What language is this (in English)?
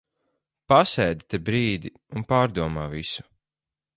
Latvian